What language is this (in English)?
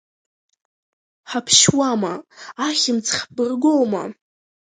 Abkhazian